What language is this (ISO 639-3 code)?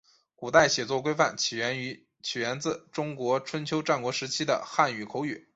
zho